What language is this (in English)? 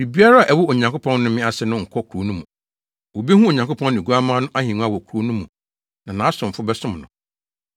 Akan